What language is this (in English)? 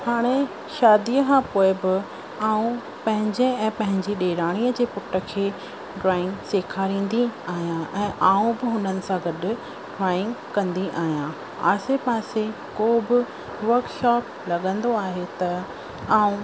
Sindhi